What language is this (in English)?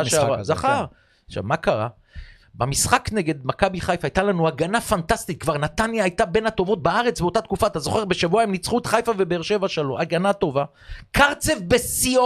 Hebrew